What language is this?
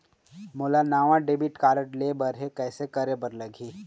Chhattisgarhi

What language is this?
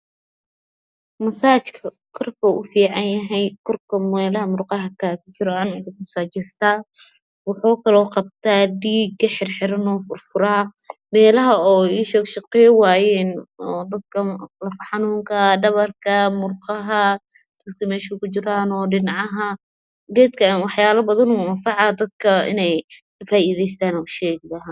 Somali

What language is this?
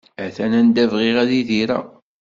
Kabyle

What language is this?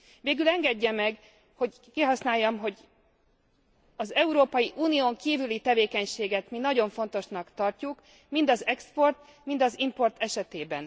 Hungarian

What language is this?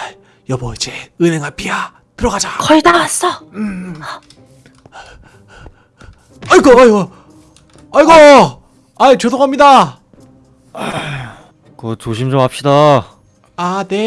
Korean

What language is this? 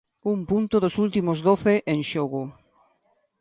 Galician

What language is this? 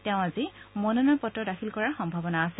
Assamese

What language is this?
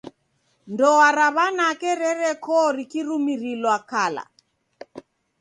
Taita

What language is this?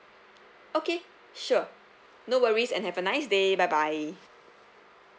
English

